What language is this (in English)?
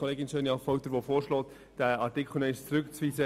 Swiss German